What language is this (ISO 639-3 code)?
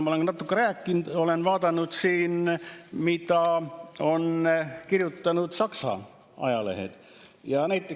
est